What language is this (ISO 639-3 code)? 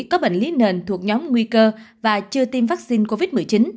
vie